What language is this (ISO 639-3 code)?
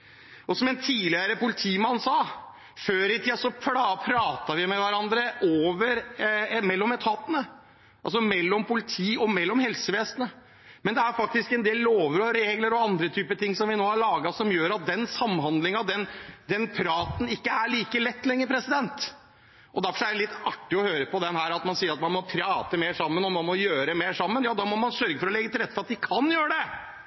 nob